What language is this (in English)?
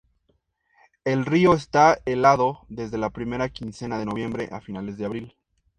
Spanish